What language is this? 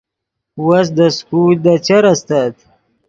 Yidgha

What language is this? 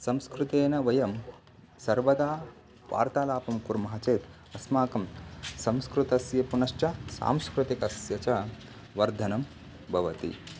Sanskrit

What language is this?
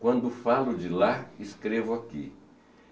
Portuguese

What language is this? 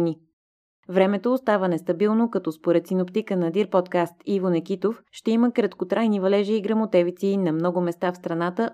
Bulgarian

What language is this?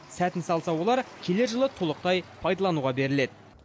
Kazakh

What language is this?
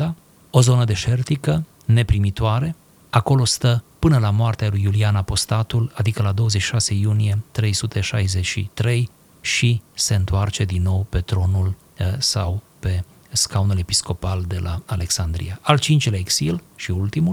Romanian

